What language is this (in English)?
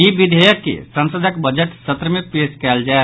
Maithili